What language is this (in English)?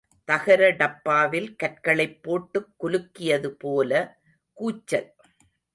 Tamil